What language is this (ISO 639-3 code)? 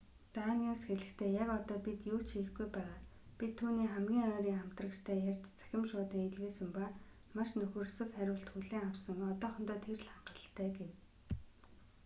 mon